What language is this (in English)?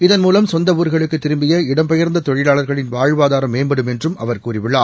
Tamil